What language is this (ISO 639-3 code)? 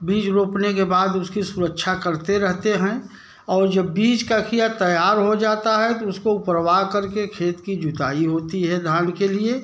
hin